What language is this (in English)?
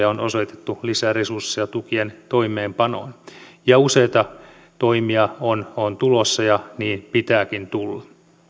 Finnish